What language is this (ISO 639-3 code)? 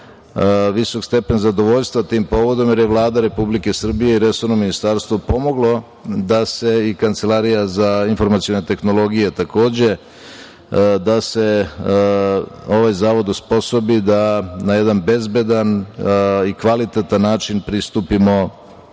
srp